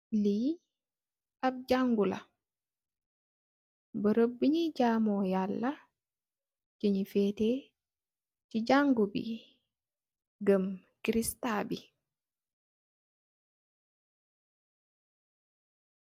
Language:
Wolof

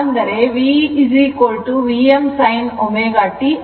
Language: Kannada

